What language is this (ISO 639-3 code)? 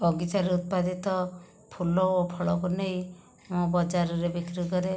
ori